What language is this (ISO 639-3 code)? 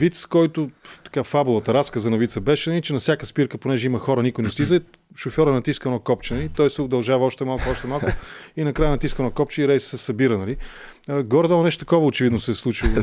bul